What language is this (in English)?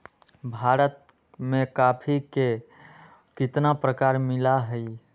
Magahi